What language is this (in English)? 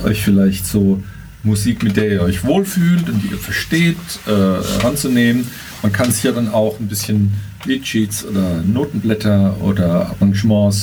German